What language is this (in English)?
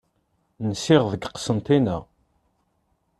Kabyle